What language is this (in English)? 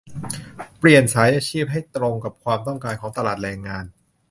Thai